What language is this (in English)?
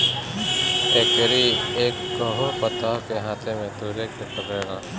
Bhojpuri